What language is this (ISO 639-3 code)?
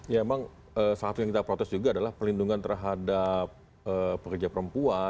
ind